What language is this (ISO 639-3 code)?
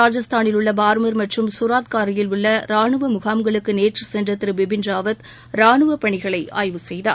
tam